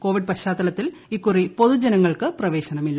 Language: Malayalam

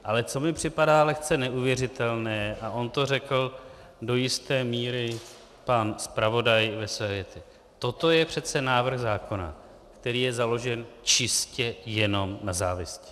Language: Czech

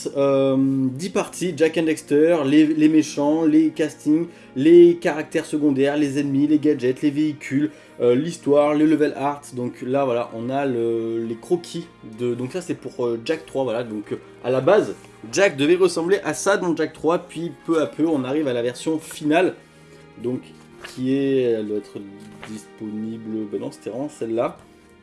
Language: French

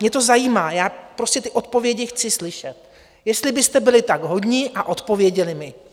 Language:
Czech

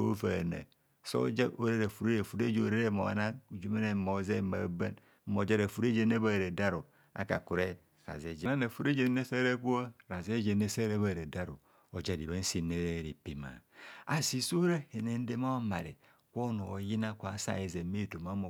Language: Kohumono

